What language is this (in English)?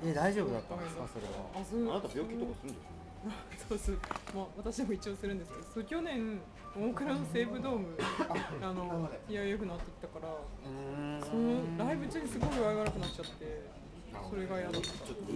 Japanese